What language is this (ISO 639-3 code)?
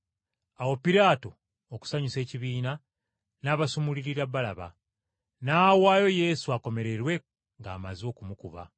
lug